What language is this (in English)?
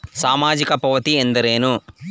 Kannada